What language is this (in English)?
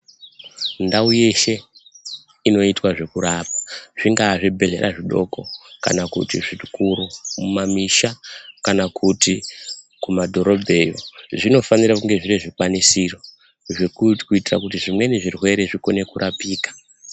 Ndau